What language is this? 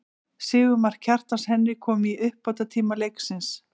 Icelandic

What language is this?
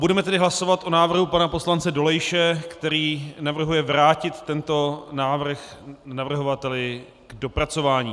Czech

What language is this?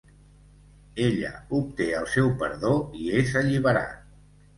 Catalan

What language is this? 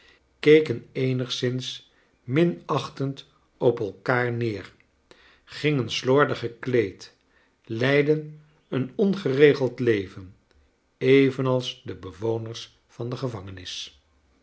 Dutch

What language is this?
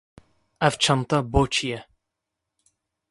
Kurdish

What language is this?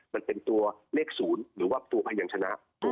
Thai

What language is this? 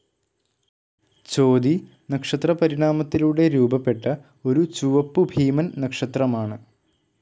Malayalam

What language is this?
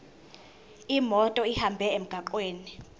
Zulu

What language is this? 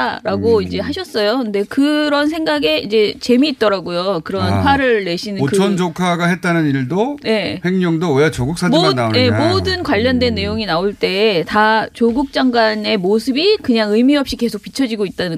Korean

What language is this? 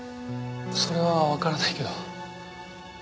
Japanese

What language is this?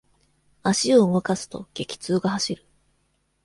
Japanese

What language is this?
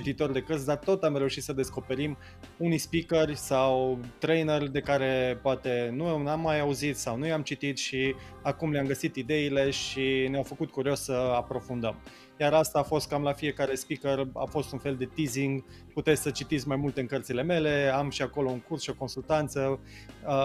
Romanian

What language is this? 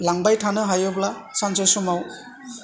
Bodo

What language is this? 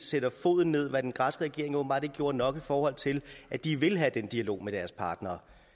Danish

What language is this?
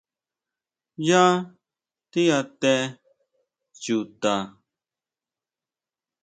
Huautla Mazatec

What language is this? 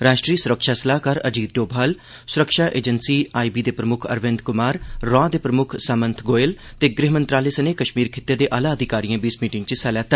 Dogri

